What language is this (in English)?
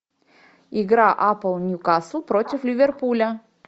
Russian